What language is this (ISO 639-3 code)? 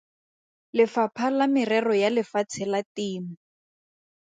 tsn